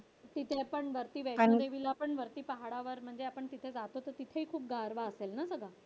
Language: Marathi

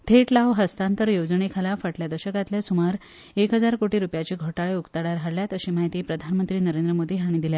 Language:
Konkani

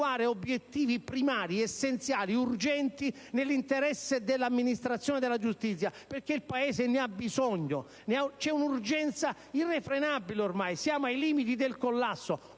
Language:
Italian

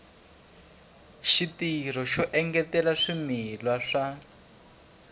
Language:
Tsonga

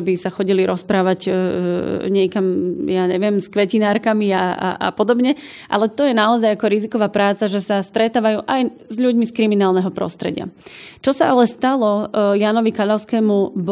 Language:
Slovak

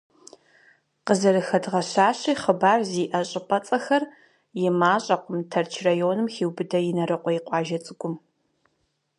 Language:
Kabardian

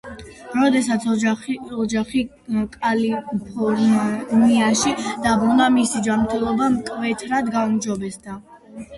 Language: Georgian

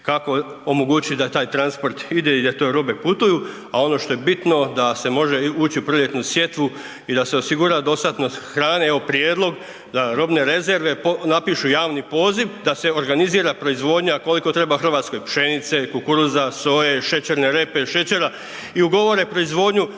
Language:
Croatian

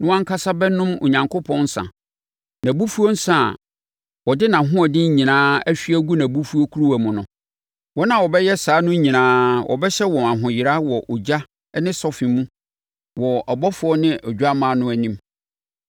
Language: Akan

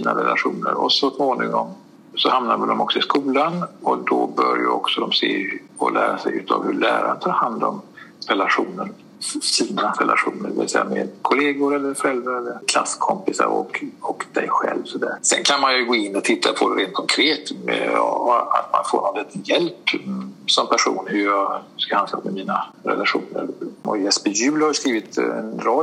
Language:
Swedish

